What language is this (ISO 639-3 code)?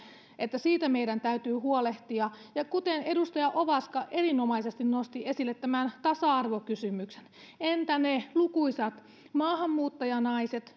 fin